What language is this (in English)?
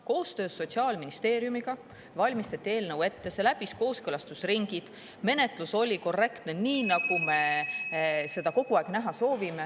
Estonian